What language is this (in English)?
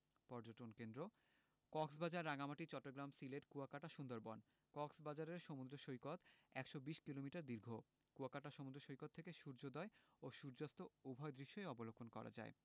Bangla